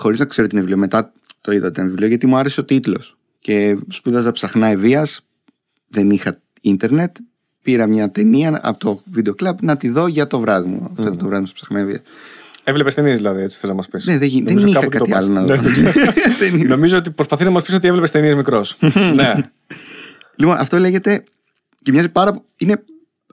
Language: Greek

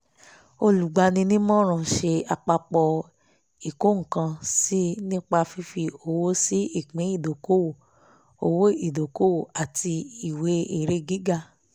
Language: Yoruba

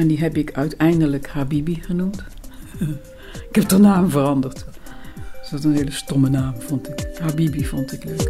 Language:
Dutch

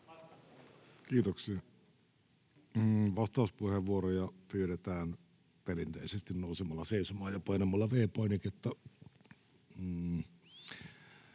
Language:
Finnish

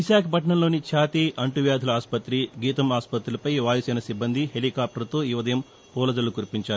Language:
Telugu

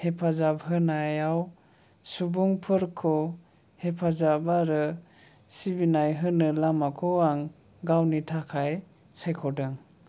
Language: Bodo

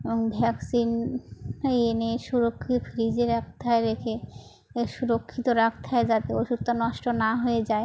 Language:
Bangla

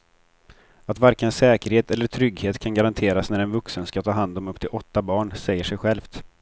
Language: Swedish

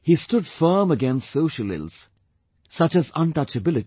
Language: English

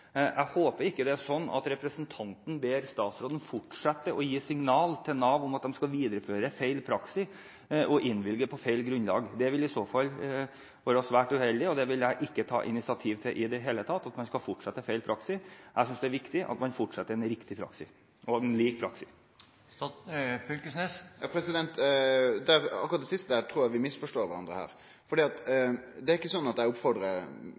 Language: Norwegian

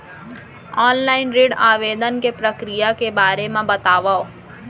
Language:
Chhattisgarhi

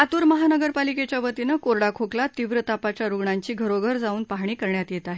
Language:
Marathi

